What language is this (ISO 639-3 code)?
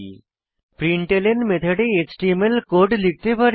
ben